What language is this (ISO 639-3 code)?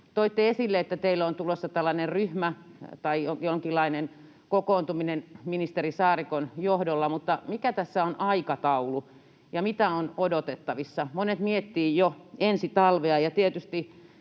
fin